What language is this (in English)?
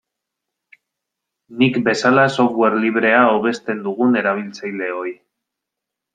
Basque